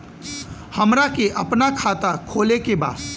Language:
Bhojpuri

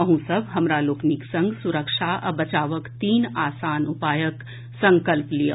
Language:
Maithili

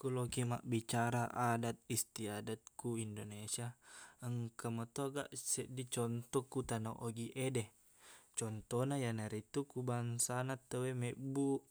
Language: Buginese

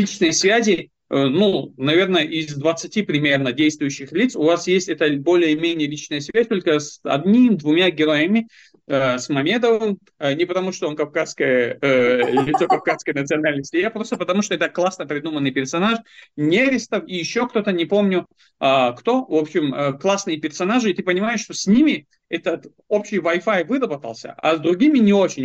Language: Russian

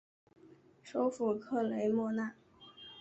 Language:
Chinese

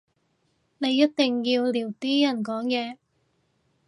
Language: Cantonese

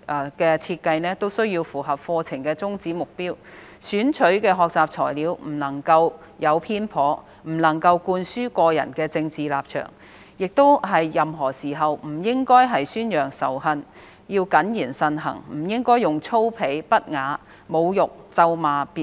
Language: Cantonese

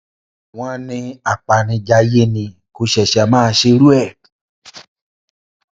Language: Yoruba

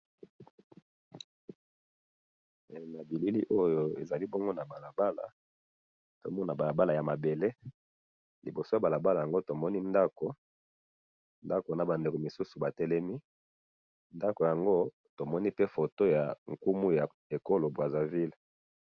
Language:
Lingala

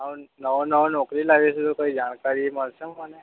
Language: Gujarati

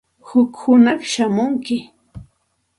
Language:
Santa Ana de Tusi Pasco Quechua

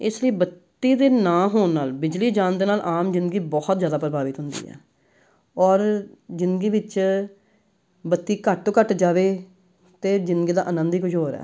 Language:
Punjabi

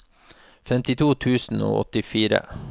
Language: Norwegian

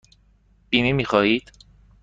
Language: Persian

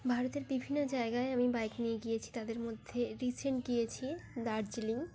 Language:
Bangla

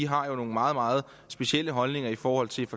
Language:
Danish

